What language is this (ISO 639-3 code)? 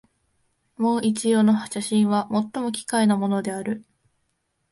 jpn